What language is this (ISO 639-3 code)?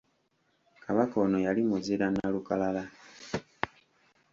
lug